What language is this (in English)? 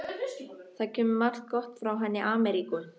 Icelandic